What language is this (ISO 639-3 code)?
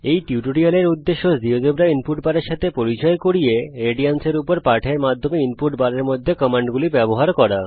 ben